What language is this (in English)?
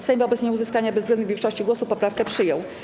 Polish